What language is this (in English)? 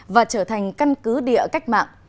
Vietnamese